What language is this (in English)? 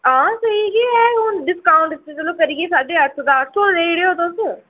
Dogri